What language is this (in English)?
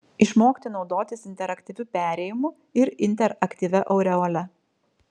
Lithuanian